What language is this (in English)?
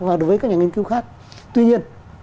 Vietnamese